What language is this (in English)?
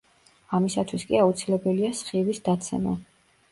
Georgian